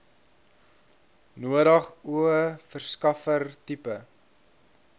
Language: Afrikaans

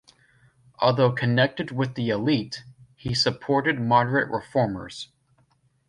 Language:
English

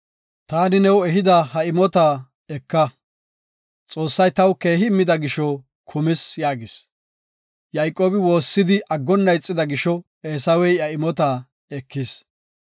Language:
Gofa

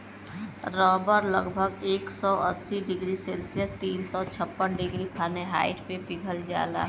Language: Bhojpuri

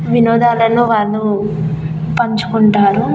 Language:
Telugu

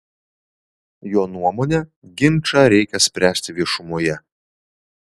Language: Lithuanian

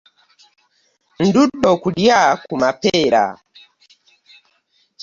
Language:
Ganda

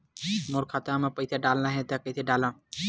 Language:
Chhattisgarhi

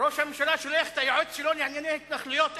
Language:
Hebrew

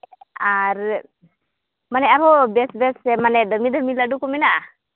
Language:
Santali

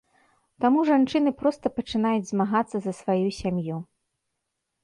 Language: Belarusian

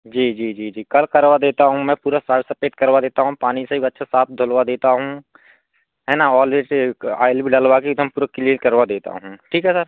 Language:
Hindi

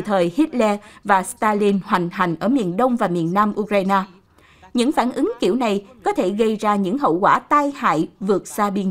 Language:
Vietnamese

